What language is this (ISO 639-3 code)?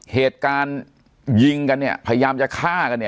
tha